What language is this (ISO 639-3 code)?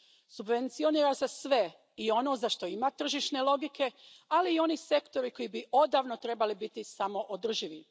hrv